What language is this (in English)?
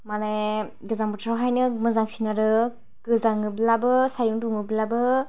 Bodo